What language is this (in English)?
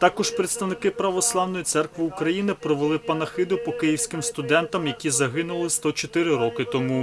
Ukrainian